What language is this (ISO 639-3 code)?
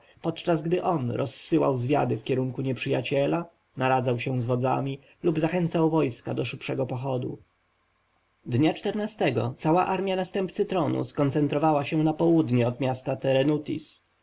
pol